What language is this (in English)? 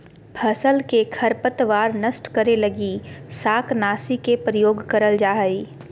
Magahi